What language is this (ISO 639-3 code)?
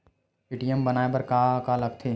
hne